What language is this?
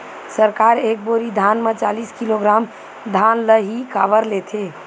Chhattisgarhi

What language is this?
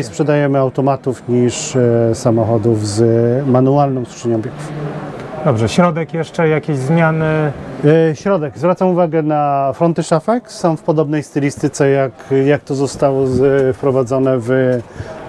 Polish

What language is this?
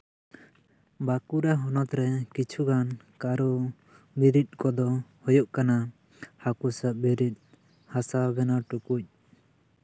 Santali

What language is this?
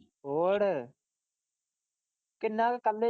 Punjabi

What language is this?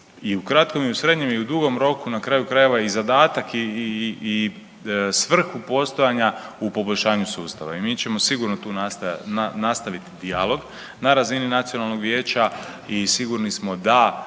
Croatian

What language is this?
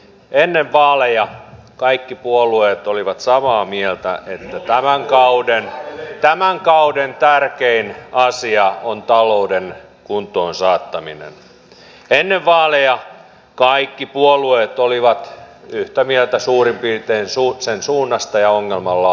Finnish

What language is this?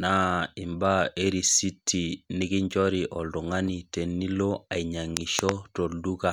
Masai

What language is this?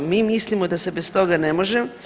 Croatian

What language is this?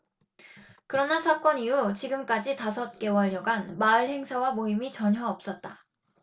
Korean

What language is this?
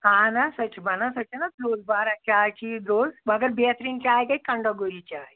Kashmiri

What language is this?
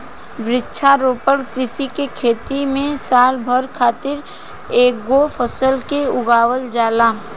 Bhojpuri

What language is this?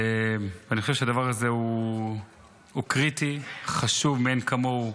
Hebrew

